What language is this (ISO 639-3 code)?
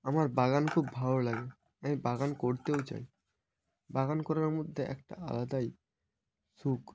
ben